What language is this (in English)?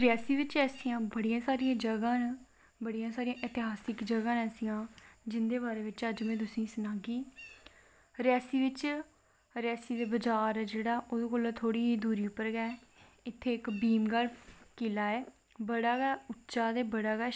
Dogri